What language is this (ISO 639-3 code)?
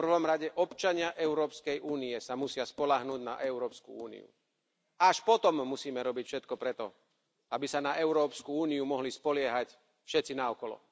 slk